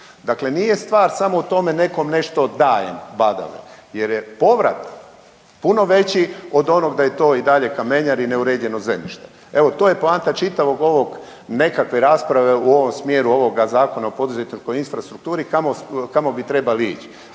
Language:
Croatian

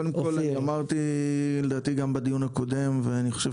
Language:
Hebrew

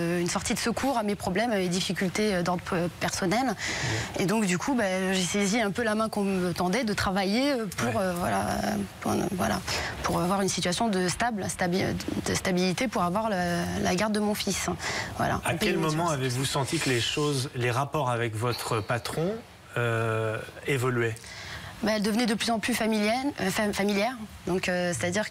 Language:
French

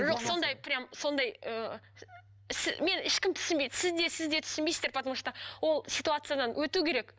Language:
Kazakh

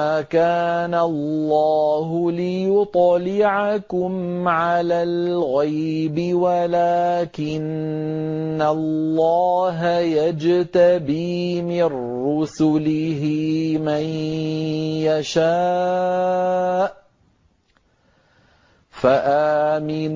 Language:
Arabic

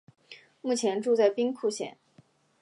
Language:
Chinese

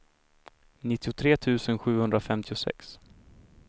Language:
Swedish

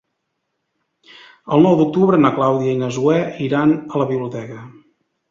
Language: Catalan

